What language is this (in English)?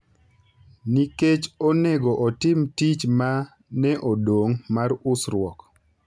Luo (Kenya and Tanzania)